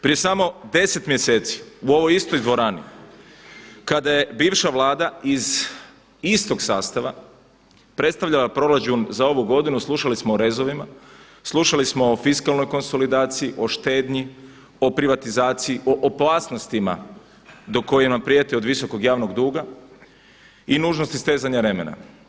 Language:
Croatian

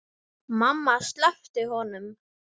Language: Icelandic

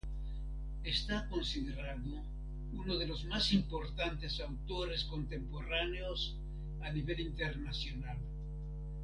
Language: Spanish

